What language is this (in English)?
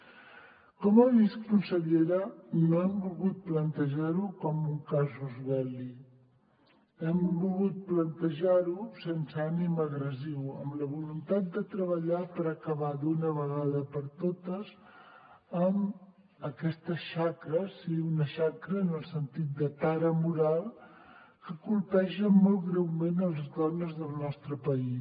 Catalan